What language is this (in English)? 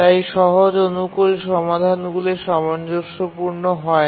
Bangla